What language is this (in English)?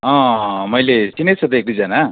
Nepali